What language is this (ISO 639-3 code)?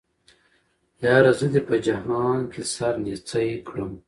pus